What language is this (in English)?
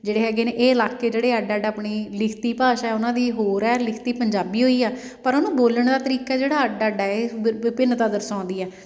Punjabi